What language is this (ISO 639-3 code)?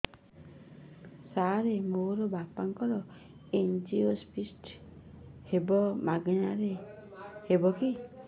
ori